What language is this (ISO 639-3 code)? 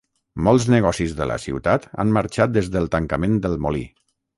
cat